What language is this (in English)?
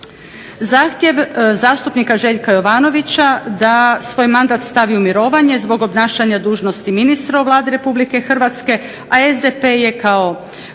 Croatian